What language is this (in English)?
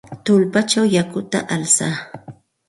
Santa Ana de Tusi Pasco Quechua